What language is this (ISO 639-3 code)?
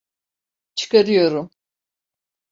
tur